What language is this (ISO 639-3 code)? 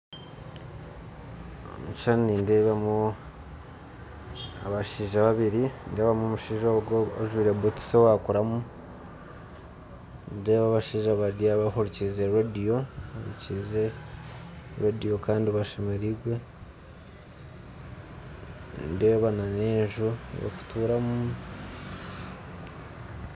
nyn